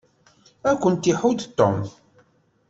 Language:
Kabyle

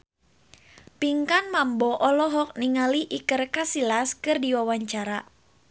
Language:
Sundanese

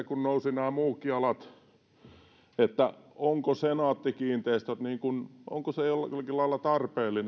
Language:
Finnish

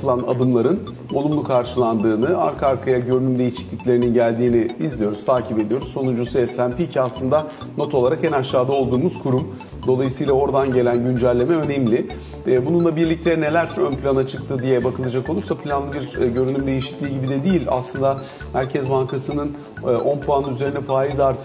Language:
Turkish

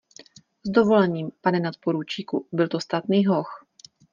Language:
Czech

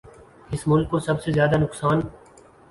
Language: Urdu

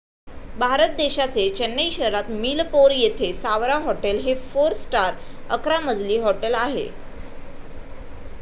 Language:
Marathi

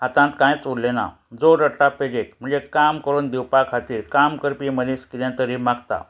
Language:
Konkani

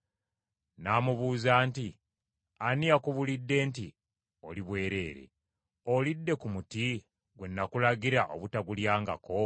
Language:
Ganda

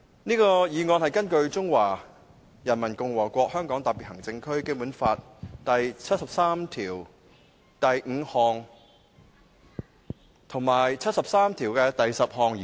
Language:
Cantonese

